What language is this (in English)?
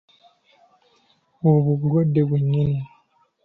Ganda